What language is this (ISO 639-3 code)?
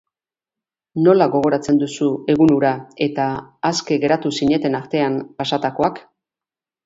eus